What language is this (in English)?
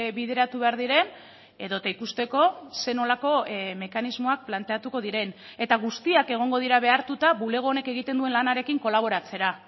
Basque